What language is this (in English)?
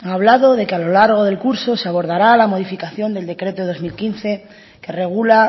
Spanish